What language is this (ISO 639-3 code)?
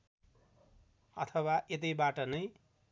nep